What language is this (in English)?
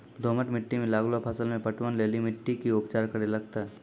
Maithili